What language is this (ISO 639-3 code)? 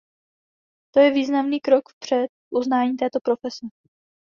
ces